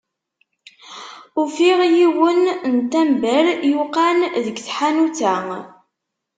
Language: Kabyle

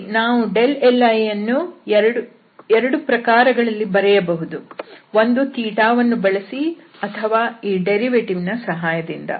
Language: Kannada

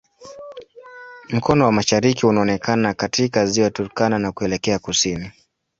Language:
Swahili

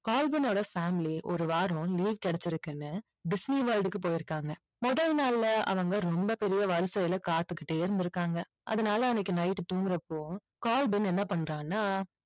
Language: Tamil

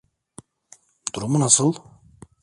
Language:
Turkish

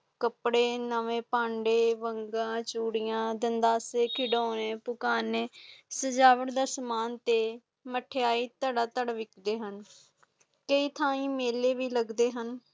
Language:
Punjabi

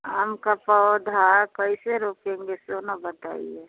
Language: Hindi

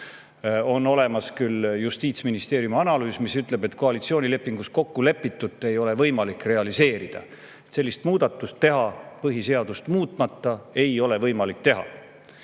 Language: Estonian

